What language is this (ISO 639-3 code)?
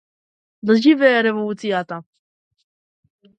mkd